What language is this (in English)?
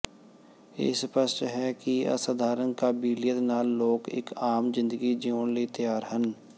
Punjabi